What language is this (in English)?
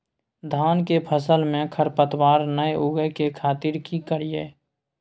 Maithili